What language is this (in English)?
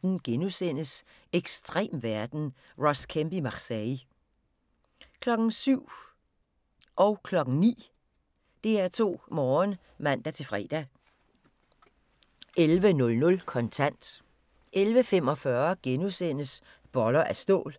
Danish